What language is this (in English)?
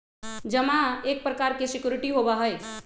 Magahi